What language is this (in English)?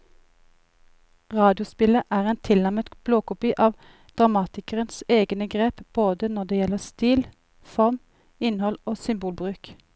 Norwegian